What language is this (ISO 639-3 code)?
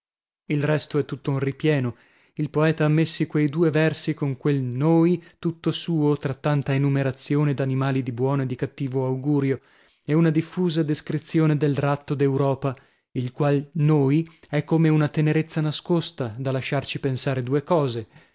ita